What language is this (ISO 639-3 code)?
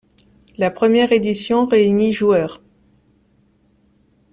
fra